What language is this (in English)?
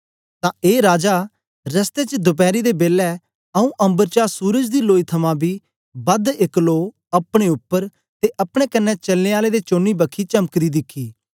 Dogri